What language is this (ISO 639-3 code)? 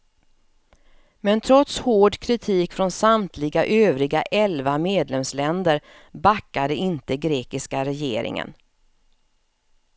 swe